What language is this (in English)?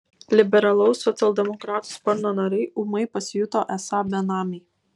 Lithuanian